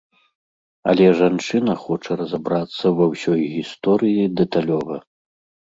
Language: Belarusian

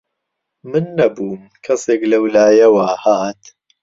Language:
Central Kurdish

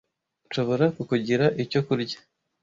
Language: Kinyarwanda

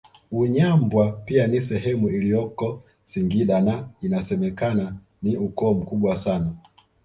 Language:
Swahili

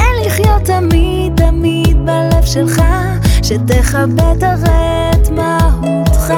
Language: Hebrew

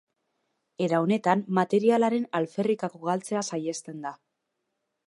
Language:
Basque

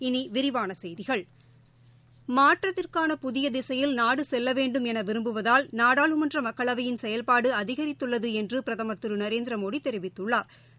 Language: Tamil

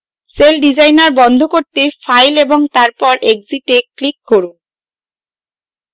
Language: Bangla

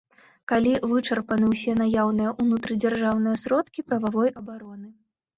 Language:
Belarusian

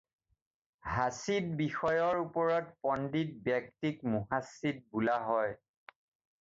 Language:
Assamese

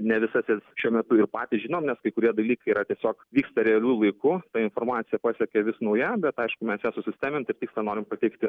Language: Lithuanian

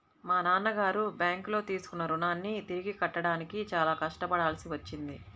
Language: Telugu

